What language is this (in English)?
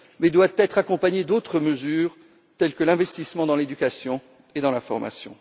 French